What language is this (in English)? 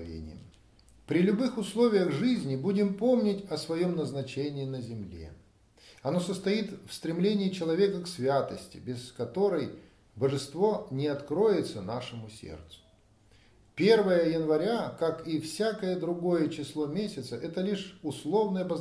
Russian